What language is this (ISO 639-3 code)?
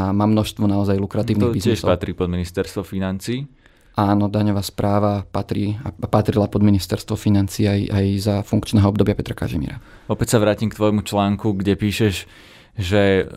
slk